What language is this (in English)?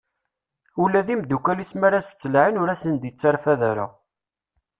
Kabyle